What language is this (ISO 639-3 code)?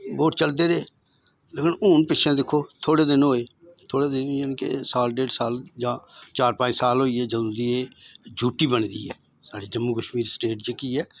doi